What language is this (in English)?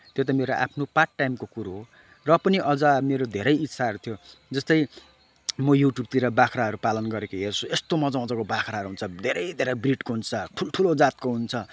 Nepali